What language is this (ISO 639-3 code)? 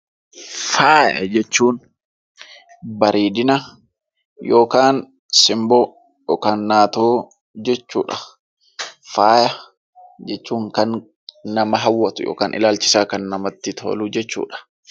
orm